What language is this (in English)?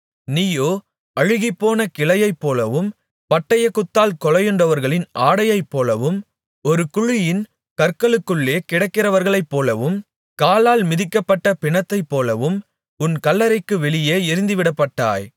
Tamil